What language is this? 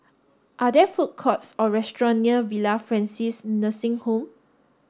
English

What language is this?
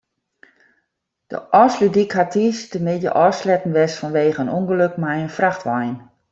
Western Frisian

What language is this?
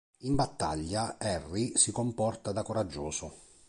Italian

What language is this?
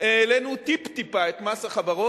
Hebrew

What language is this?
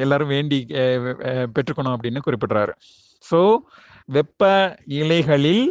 Tamil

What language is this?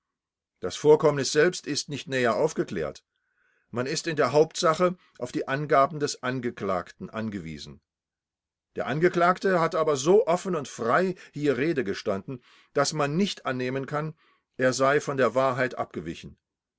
German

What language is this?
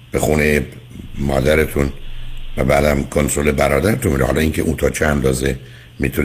Persian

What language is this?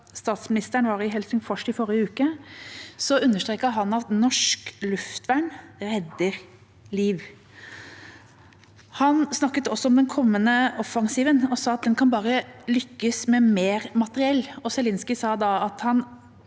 Norwegian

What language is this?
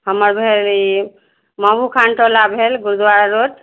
Maithili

